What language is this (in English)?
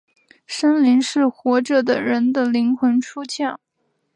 Chinese